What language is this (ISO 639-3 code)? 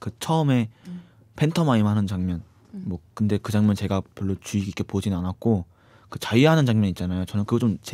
kor